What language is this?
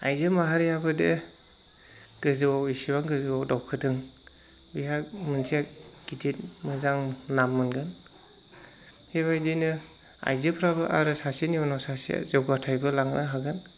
Bodo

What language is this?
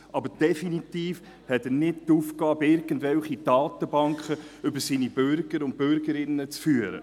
Swiss German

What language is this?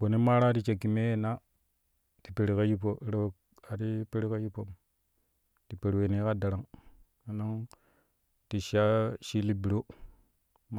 Kushi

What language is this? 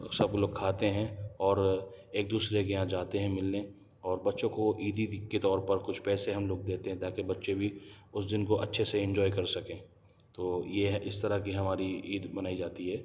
Urdu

